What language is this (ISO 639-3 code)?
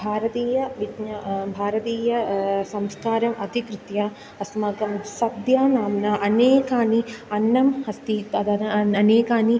san